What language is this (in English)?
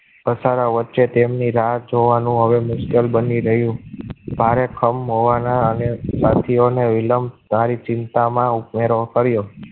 Gujarati